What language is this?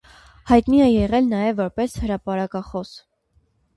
Armenian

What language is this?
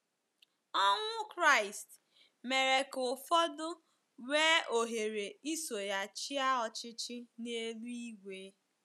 Igbo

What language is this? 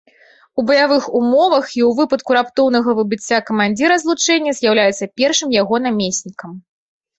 Belarusian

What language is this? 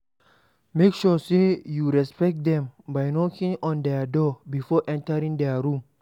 Nigerian Pidgin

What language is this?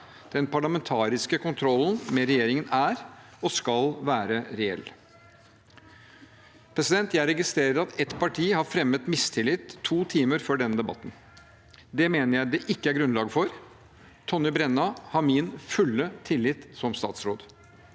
Norwegian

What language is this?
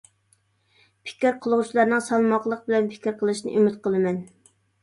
Uyghur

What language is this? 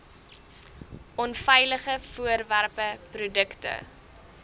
Afrikaans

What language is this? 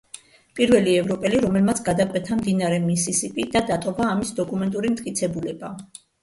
Georgian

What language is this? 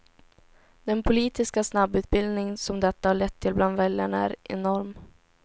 Swedish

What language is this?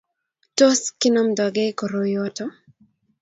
Kalenjin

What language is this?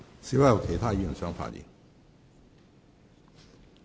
Cantonese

